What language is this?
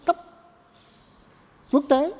Vietnamese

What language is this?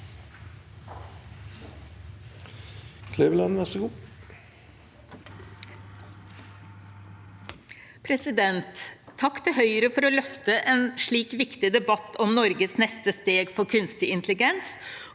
Norwegian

